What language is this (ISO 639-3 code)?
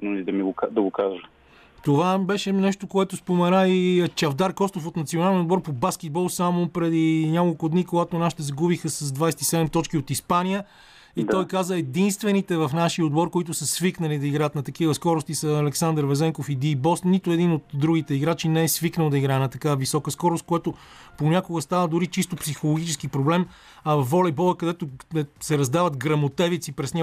bul